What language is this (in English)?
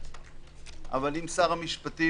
Hebrew